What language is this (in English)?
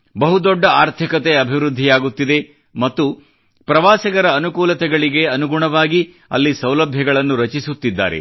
Kannada